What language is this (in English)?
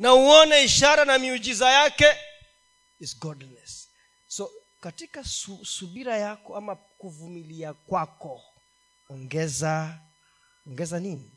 Swahili